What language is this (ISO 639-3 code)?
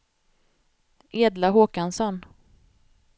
swe